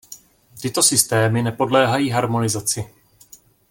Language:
Czech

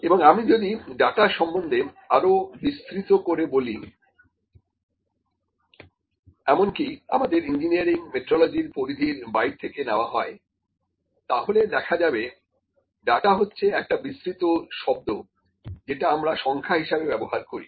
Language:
Bangla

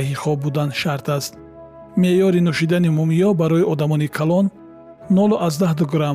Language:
Persian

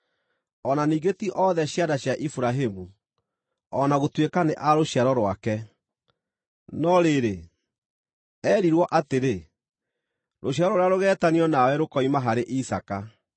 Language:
Kikuyu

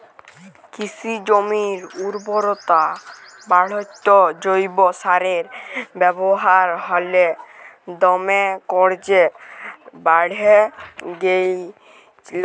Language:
Bangla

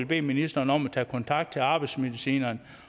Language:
Danish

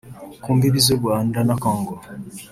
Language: Kinyarwanda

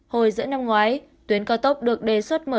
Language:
Vietnamese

